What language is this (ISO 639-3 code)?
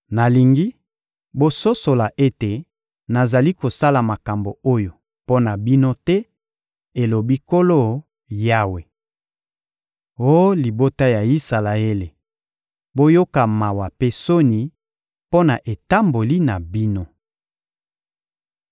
lin